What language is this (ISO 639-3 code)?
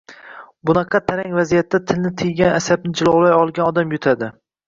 uzb